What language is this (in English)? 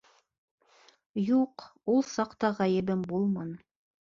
Bashkir